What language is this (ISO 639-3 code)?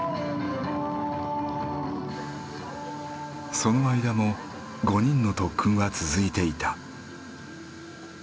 jpn